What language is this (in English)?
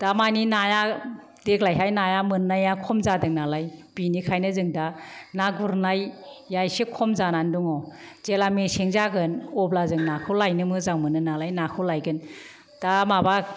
Bodo